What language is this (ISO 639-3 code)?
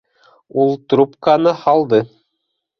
bak